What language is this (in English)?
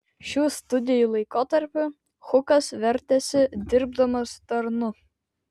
Lithuanian